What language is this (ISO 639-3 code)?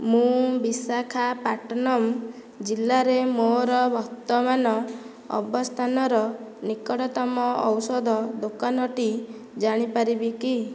ori